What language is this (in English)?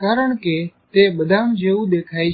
Gujarati